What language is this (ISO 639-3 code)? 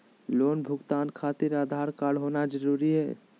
mag